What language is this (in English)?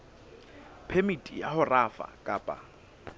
Southern Sotho